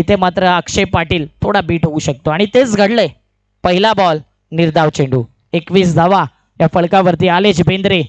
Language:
Marathi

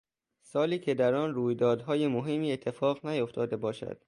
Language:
Persian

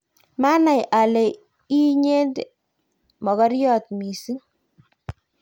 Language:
Kalenjin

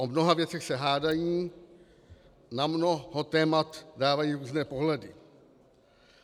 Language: Czech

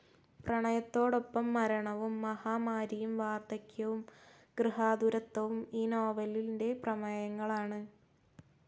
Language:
Malayalam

